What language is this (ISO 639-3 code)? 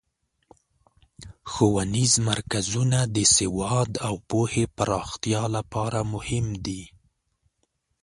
pus